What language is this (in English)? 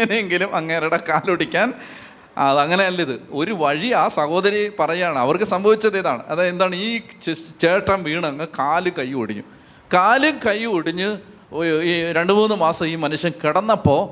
Malayalam